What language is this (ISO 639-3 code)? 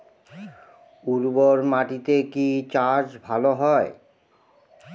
ben